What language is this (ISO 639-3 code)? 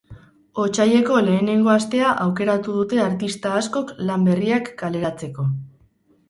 eus